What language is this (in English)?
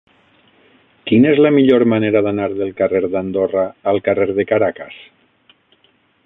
Catalan